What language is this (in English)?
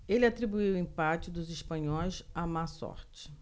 Portuguese